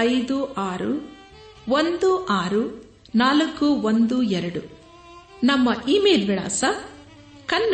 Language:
Kannada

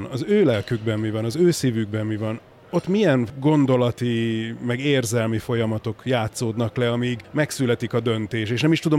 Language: Hungarian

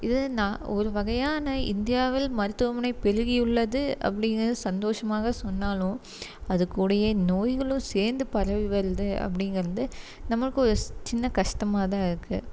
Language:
Tamil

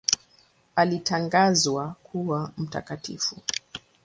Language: Swahili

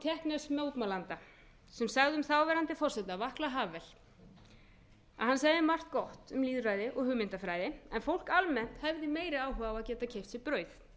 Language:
Icelandic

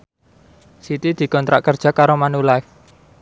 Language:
Javanese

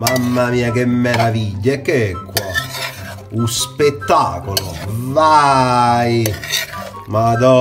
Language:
Italian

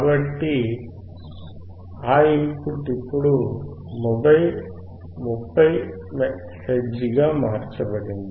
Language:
Telugu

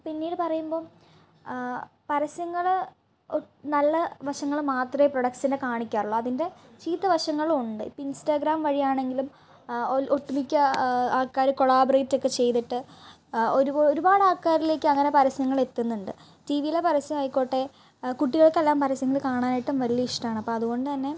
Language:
Malayalam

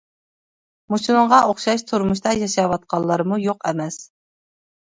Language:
Uyghur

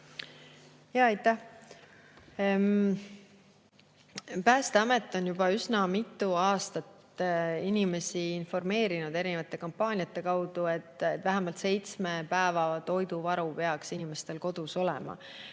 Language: Estonian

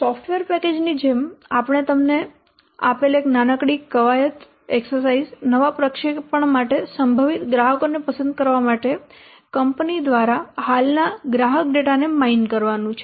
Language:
Gujarati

